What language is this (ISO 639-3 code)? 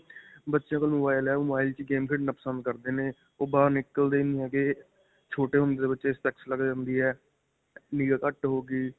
pan